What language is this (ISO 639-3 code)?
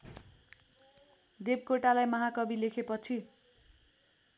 nep